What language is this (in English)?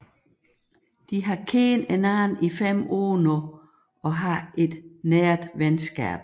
Danish